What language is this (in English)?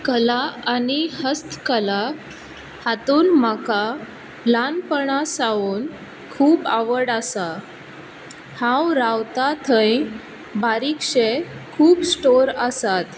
Konkani